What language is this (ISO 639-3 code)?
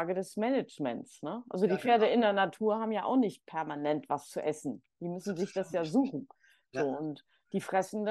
deu